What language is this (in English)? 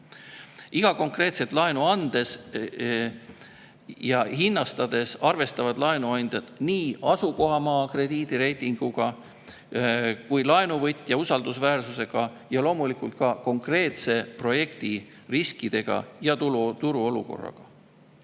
Estonian